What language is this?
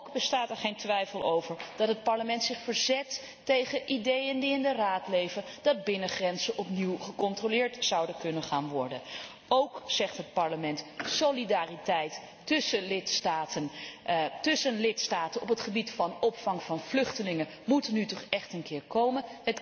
Dutch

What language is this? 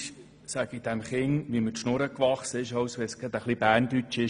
Swiss German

